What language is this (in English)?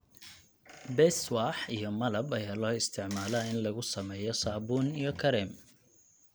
Somali